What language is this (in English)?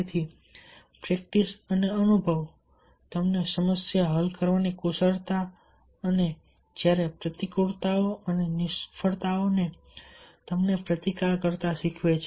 Gujarati